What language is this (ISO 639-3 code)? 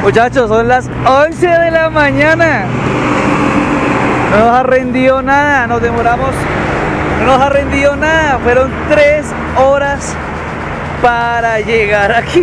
spa